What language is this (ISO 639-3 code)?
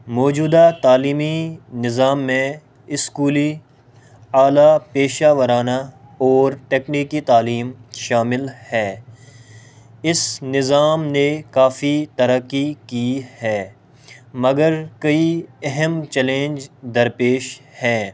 urd